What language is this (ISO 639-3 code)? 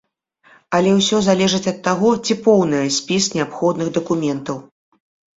bel